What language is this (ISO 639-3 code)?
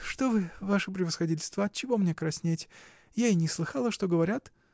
rus